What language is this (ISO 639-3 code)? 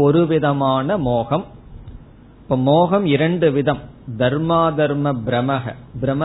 tam